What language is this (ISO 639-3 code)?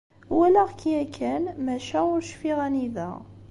kab